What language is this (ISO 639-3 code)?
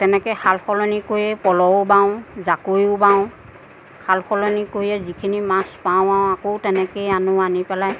asm